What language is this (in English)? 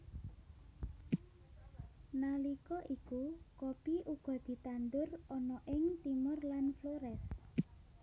Javanese